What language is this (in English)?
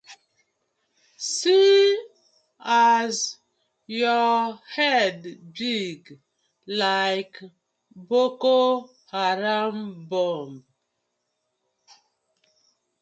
Nigerian Pidgin